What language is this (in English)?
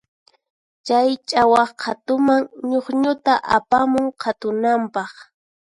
Puno Quechua